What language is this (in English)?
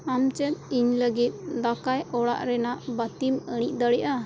Santali